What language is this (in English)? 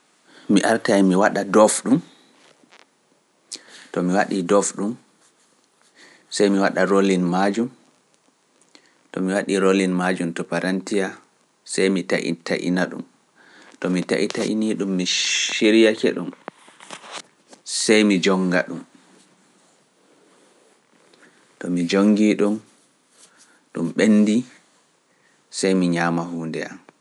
Pular